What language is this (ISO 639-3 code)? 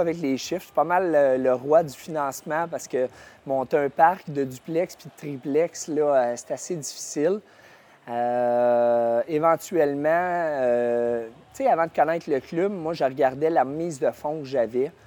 fra